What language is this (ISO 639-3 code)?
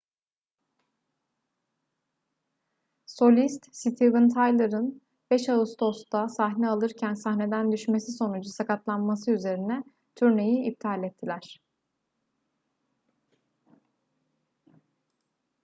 tur